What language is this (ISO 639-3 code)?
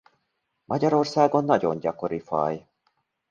hun